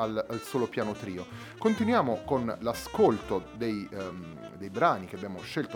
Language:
Italian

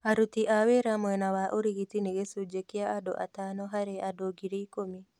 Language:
Kikuyu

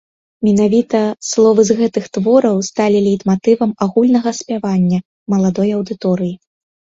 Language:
Belarusian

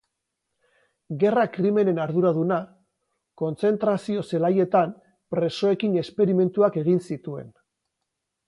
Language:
Basque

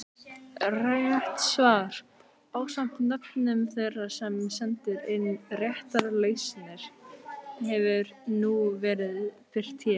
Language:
Icelandic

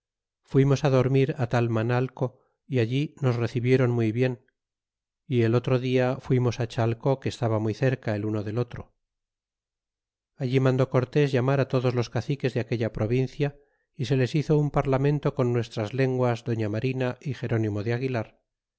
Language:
Spanish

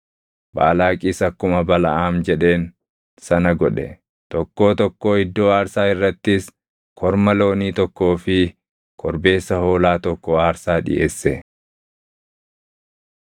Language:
Oromo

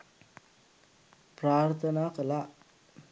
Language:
Sinhala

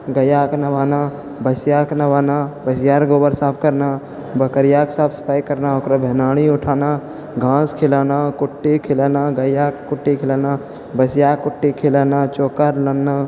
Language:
Maithili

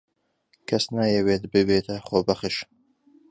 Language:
Central Kurdish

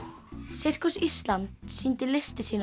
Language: Icelandic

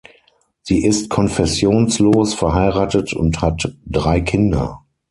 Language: German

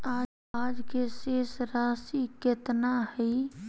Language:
Magahi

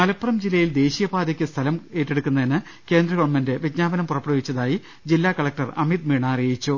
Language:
Malayalam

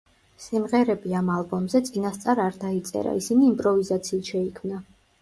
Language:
Georgian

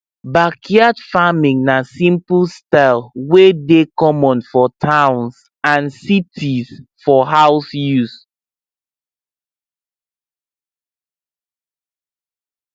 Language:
Nigerian Pidgin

